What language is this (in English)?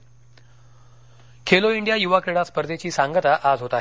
Marathi